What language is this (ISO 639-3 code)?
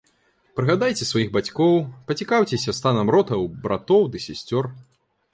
bel